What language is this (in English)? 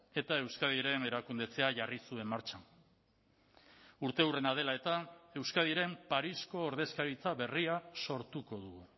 Basque